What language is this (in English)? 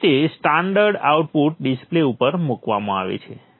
Gujarati